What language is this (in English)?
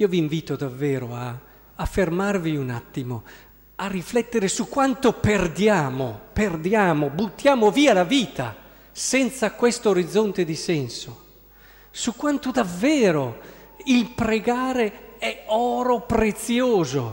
Italian